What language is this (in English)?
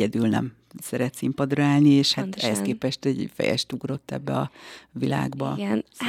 Hungarian